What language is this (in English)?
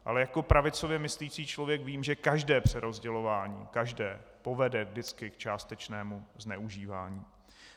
Czech